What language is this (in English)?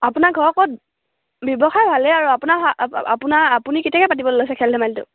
Assamese